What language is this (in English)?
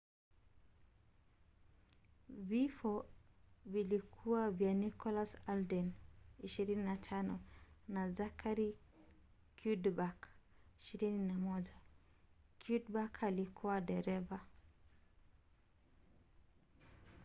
Swahili